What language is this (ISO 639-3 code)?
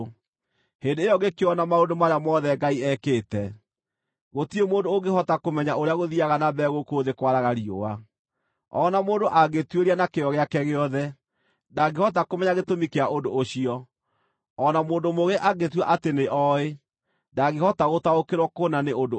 kik